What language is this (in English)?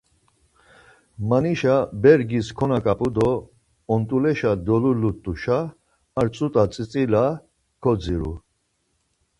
Laz